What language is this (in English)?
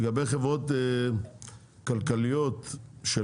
Hebrew